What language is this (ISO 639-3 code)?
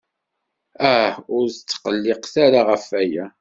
kab